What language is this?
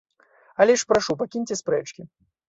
Belarusian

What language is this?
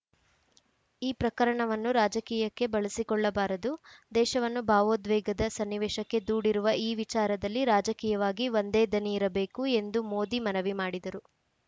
Kannada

